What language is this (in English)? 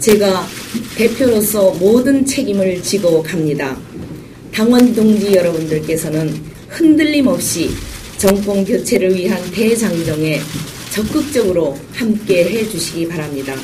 Korean